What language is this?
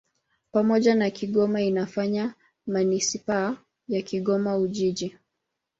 Swahili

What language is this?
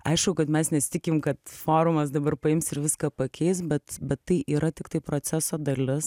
Lithuanian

